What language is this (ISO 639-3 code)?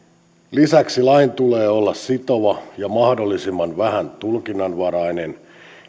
fin